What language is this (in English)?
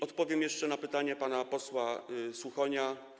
Polish